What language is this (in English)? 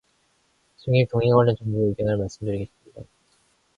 Korean